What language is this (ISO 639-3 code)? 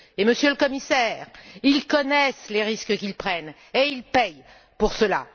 fra